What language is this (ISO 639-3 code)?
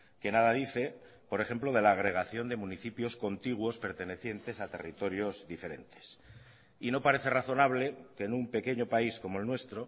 spa